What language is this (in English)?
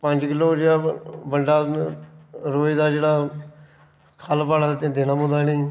Dogri